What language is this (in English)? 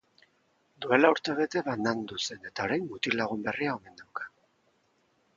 Basque